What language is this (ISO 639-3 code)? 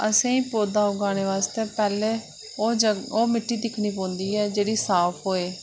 doi